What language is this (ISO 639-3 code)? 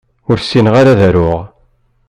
kab